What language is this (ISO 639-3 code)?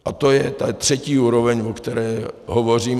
ces